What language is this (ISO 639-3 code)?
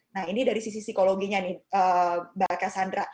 ind